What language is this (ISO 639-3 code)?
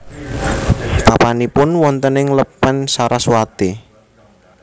jav